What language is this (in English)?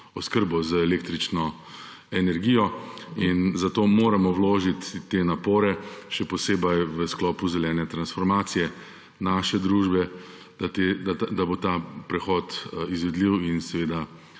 Slovenian